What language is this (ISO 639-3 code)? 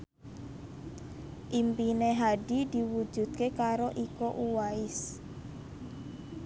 jav